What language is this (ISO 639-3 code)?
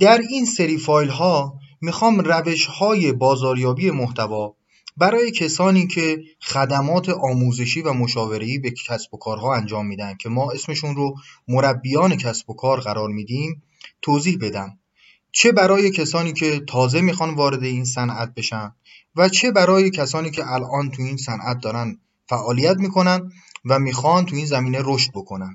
fas